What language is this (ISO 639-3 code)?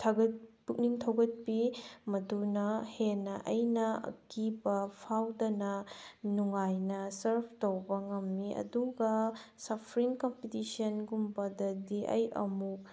mni